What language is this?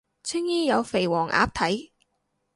Cantonese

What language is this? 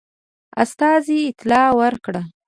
Pashto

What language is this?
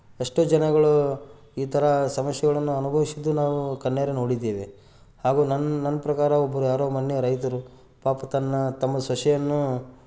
Kannada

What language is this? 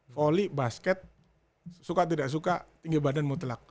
Indonesian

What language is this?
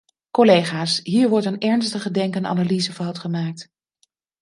Dutch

